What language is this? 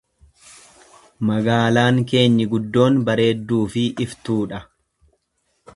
Oromo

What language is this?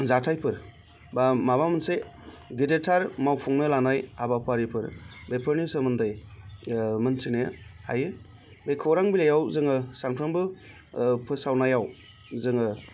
Bodo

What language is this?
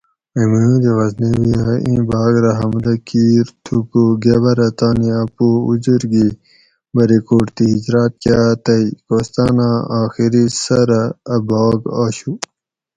Gawri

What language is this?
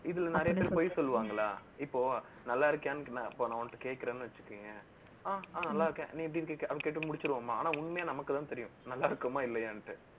Tamil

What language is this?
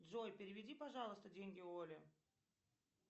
Russian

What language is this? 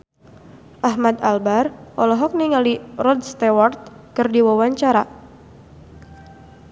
Sundanese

